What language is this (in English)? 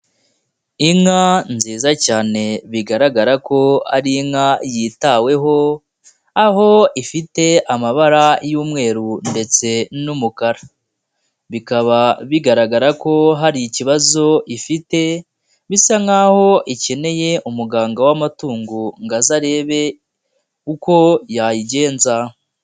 Kinyarwanda